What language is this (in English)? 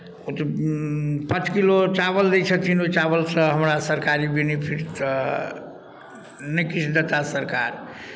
Maithili